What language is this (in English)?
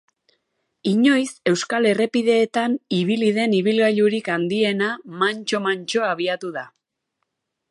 Basque